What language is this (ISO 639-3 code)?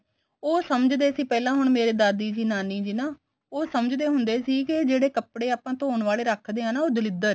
pan